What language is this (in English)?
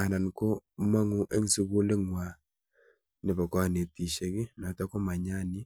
Kalenjin